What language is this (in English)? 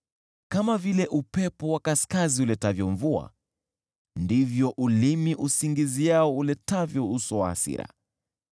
Swahili